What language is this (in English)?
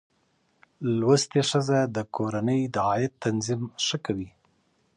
Pashto